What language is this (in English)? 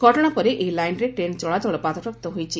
Odia